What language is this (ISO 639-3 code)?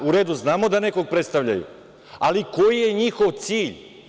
srp